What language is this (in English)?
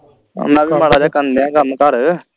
Punjabi